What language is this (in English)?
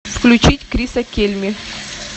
Russian